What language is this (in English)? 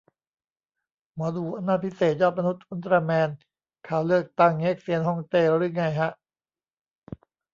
Thai